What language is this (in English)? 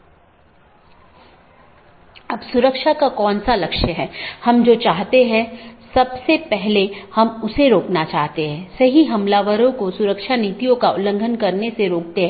Hindi